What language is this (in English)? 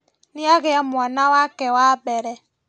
Kikuyu